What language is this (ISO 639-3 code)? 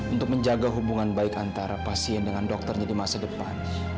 ind